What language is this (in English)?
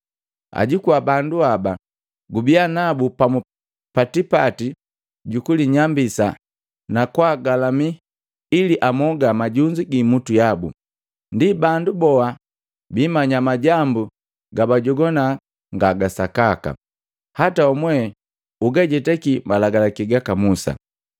Matengo